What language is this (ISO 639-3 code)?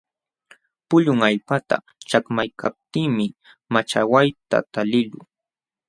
qxw